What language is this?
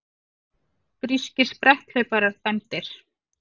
Icelandic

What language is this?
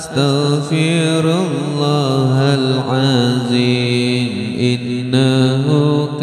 Arabic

